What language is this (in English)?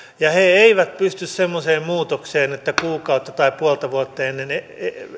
Finnish